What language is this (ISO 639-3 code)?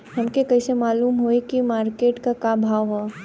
bho